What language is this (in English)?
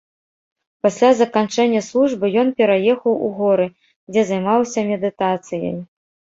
Belarusian